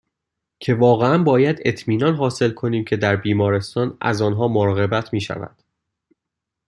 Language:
Persian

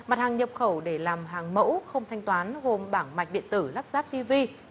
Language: Vietnamese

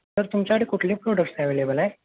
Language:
Marathi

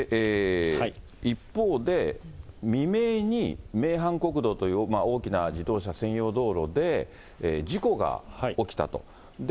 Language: Japanese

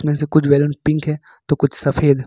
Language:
Hindi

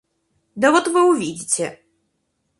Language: Russian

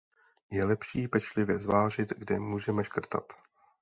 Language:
Czech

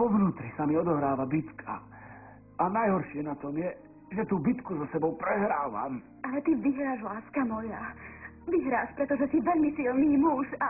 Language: Slovak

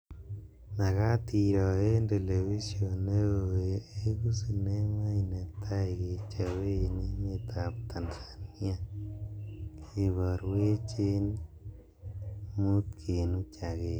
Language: Kalenjin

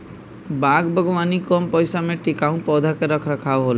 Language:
Bhojpuri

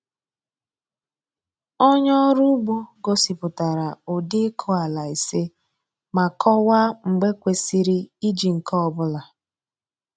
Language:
Igbo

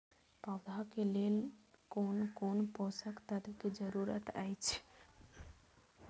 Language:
Maithili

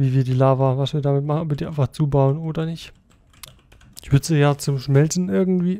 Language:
German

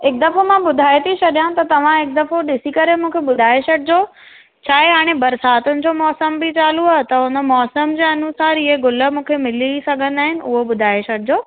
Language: Sindhi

